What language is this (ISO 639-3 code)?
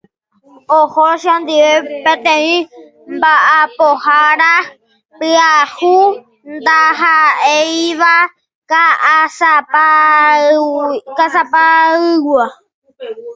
grn